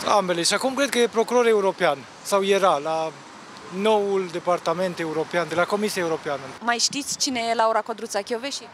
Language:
Romanian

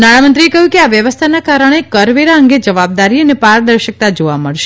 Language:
Gujarati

